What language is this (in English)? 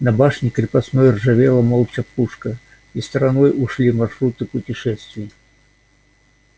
Russian